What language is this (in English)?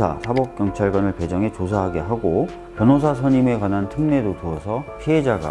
Korean